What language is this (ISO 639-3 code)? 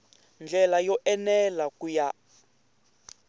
tso